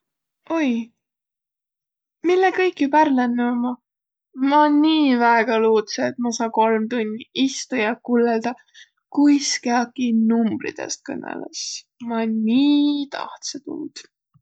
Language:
Võro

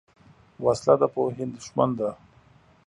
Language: Pashto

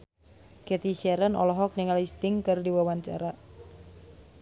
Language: Sundanese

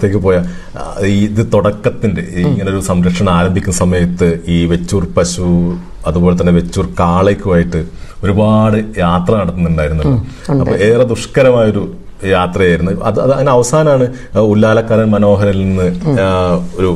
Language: Malayalam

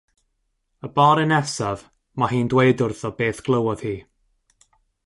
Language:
Welsh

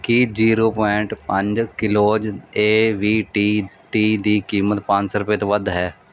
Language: Punjabi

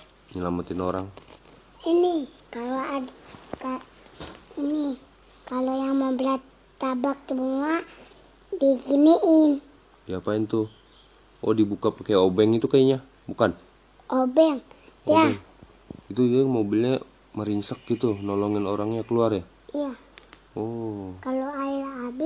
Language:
Indonesian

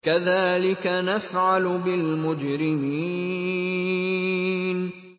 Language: Arabic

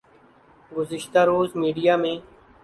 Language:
Urdu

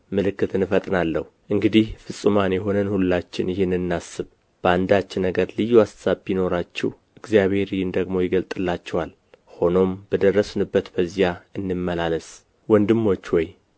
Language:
Amharic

